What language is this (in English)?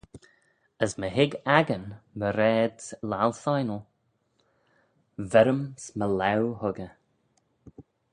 Manx